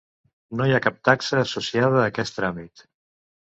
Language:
Catalan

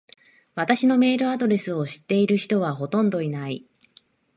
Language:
Japanese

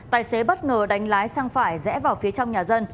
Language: Vietnamese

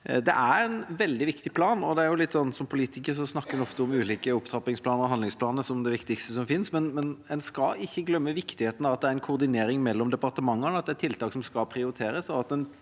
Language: Norwegian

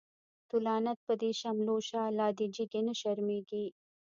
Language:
Pashto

